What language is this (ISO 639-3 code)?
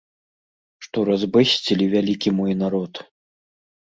bel